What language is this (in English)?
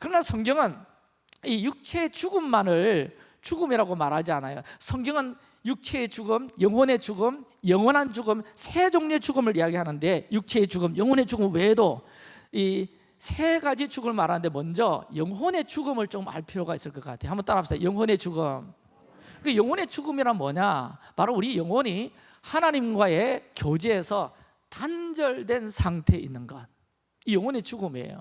Korean